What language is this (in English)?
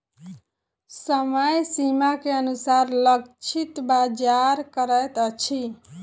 Maithili